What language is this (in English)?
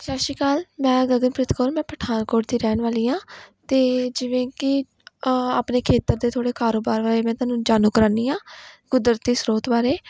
Punjabi